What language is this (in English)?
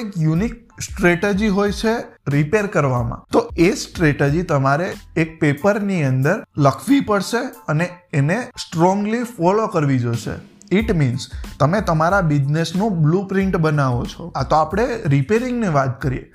Gujarati